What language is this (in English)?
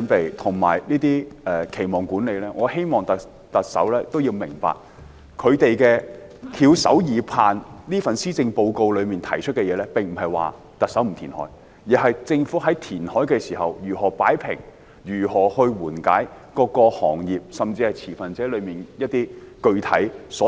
Cantonese